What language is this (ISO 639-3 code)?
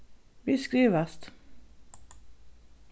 fao